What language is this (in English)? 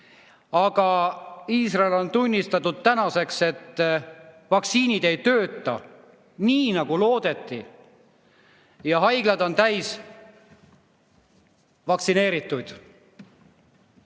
Estonian